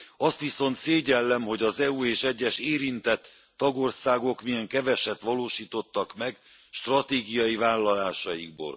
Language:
Hungarian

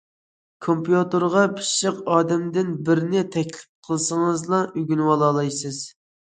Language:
Uyghur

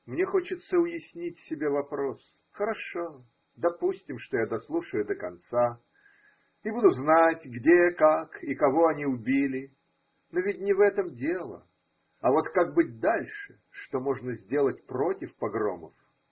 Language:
Russian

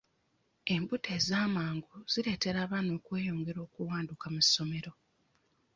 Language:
Ganda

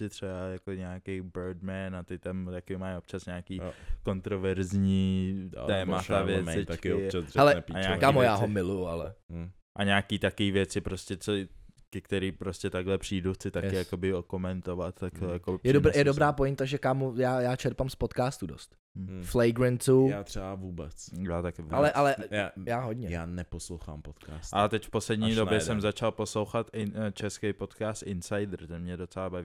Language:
Czech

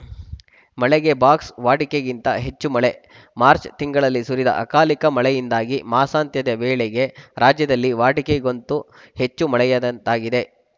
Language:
Kannada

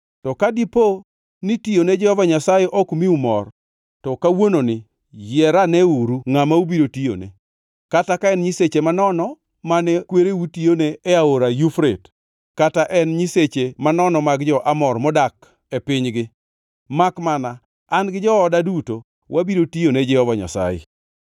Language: Luo (Kenya and Tanzania)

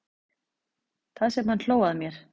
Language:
Icelandic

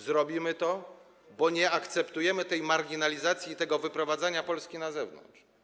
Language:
Polish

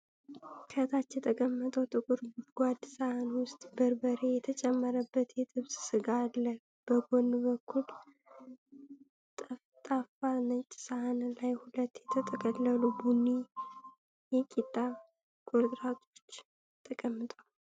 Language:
Amharic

